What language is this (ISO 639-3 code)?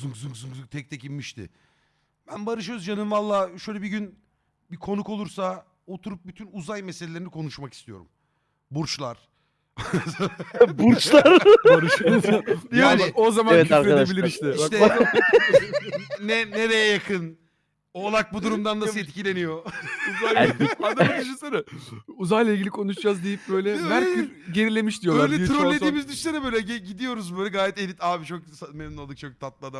tur